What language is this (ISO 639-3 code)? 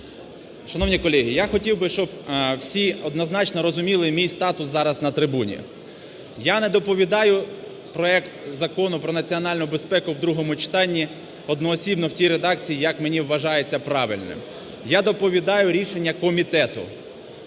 ukr